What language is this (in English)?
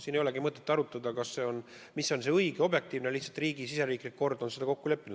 Estonian